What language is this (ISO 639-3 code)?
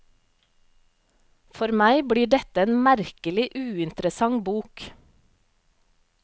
nor